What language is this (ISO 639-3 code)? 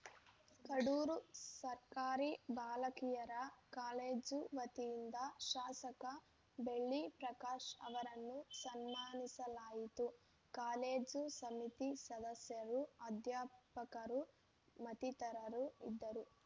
kan